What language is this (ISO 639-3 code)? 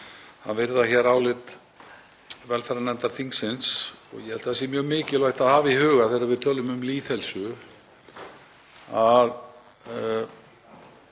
isl